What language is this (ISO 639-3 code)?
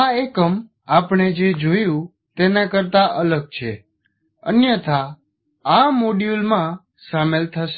guj